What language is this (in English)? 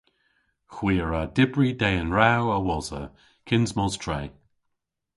Cornish